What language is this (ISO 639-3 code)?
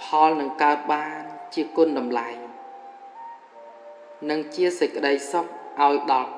vie